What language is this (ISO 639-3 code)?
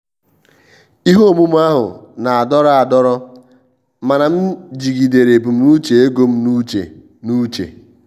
ibo